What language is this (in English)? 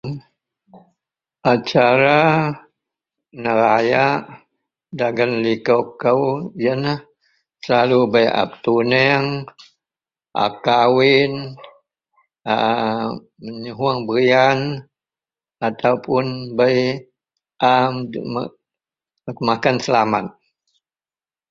Central Melanau